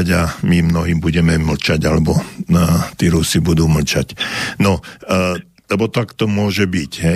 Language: Slovak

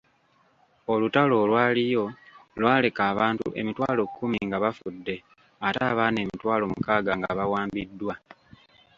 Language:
Ganda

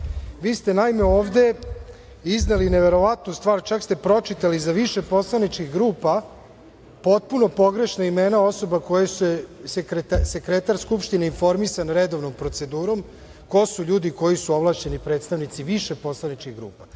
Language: Serbian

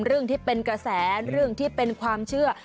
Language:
Thai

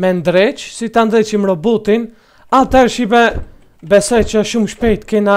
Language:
Romanian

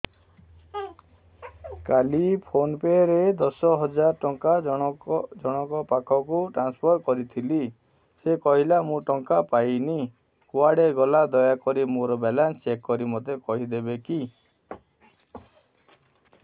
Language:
Odia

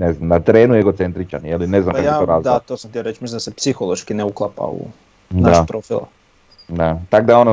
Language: Croatian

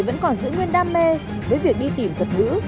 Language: Vietnamese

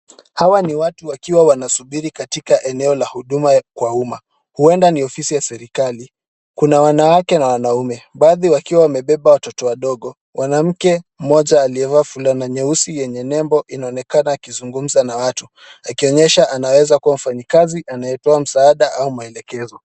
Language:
Swahili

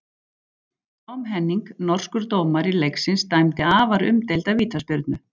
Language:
Icelandic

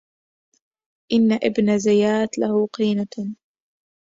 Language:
Arabic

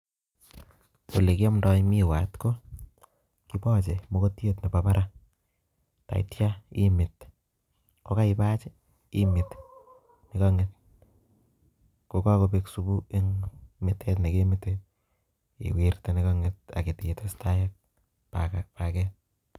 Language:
Kalenjin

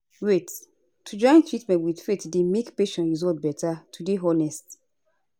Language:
Nigerian Pidgin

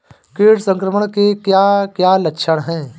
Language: Hindi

